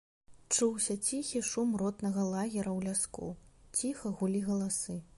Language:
Belarusian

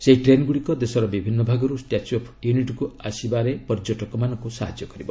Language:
Odia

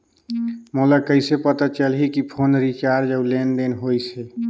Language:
Chhattisgarhi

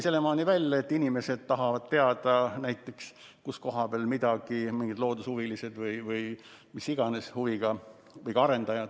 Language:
Estonian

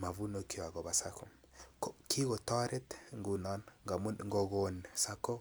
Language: Kalenjin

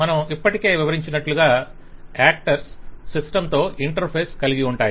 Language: Telugu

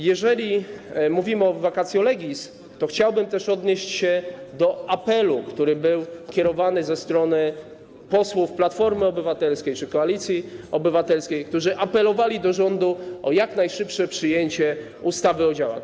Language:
Polish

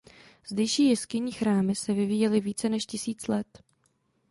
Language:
Czech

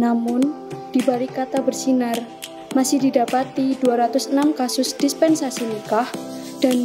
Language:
Indonesian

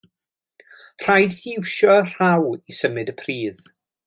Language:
Welsh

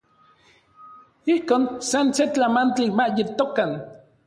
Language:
Orizaba Nahuatl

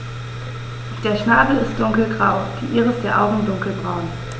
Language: German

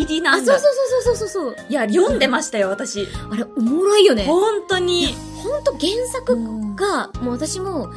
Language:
Japanese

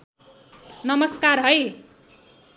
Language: Nepali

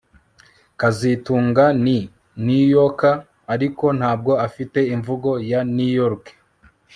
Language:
Kinyarwanda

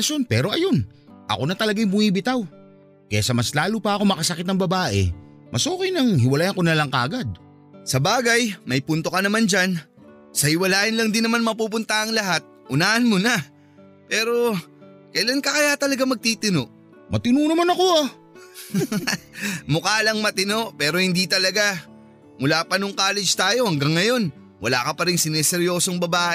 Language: Filipino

